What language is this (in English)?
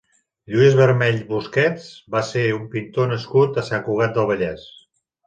Catalan